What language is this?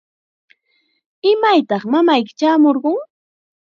Chiquián Ancash Quechua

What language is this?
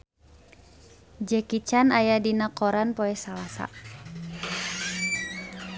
Sundanese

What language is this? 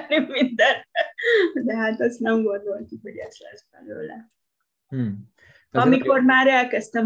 Hungarian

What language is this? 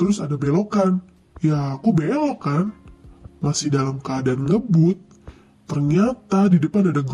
Indonesian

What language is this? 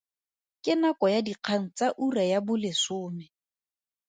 Tswana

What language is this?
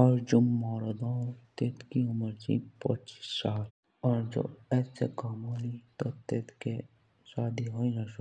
Jaunsari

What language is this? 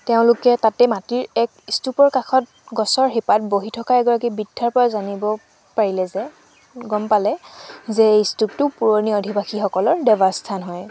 Assamese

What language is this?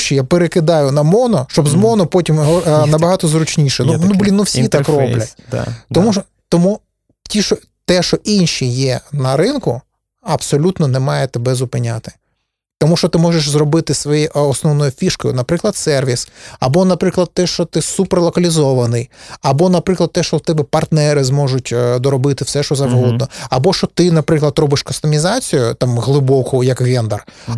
Ukrainian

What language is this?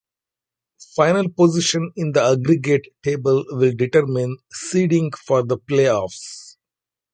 English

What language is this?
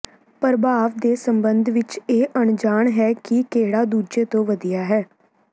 Punjabi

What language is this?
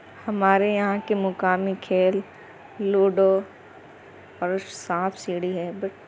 Urdu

